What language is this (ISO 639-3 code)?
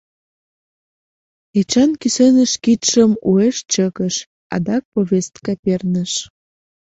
chm